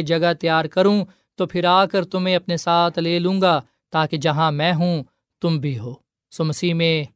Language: Urdu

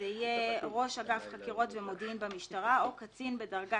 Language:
Hebrew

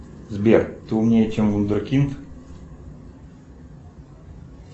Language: Russian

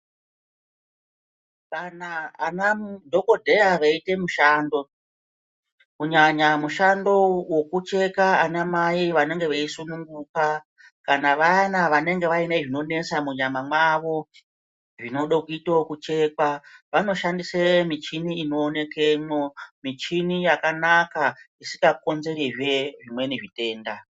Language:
Ndau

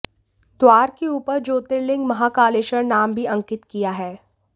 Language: Hindi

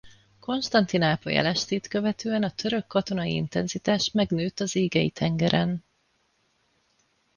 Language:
Hungarian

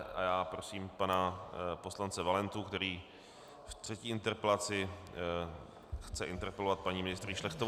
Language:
Czech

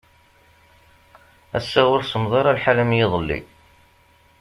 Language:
Kabyle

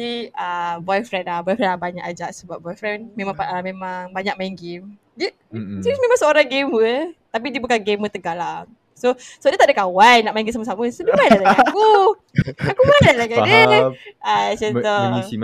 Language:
Malay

